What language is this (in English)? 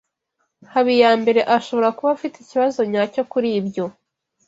Kinyarwanda